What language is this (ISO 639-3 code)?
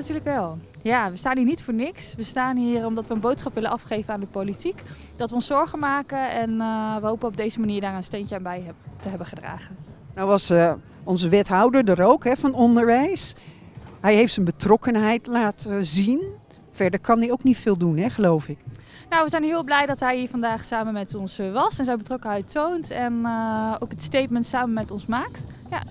nld